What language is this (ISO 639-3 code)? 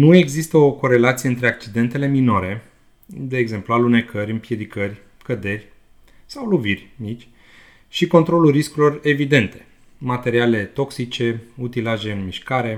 ron